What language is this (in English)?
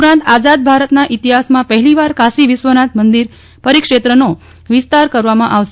Gujarati